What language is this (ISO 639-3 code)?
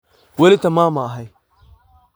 som